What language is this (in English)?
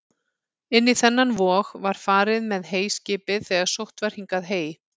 Icelandic